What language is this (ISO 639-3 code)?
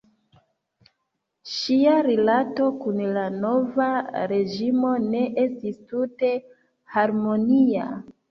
epo